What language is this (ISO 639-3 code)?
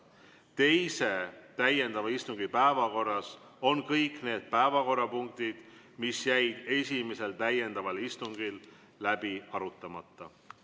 est